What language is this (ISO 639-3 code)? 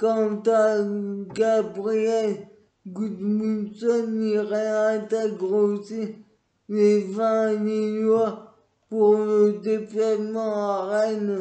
fra